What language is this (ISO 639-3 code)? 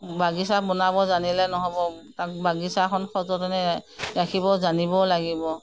asm